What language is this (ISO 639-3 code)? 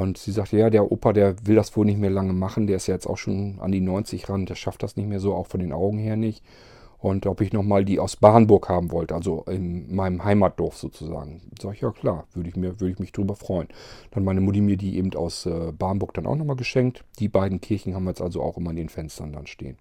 deu